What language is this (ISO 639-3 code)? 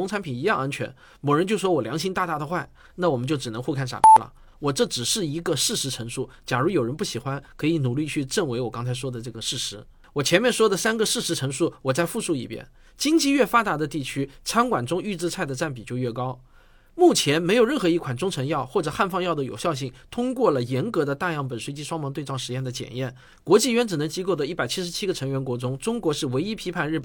zho